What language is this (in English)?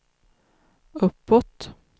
Swedish